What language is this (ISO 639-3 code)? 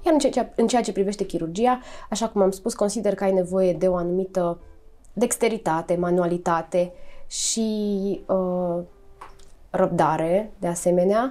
ron